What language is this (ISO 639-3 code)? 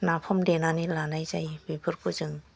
brx